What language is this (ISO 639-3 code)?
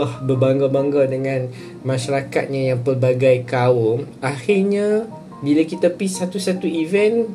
msa